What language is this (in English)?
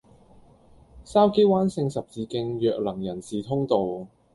Cantonese